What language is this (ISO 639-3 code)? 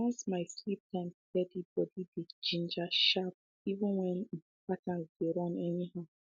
pcm